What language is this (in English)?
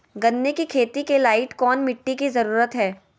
Magahi